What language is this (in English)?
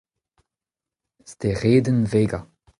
Breton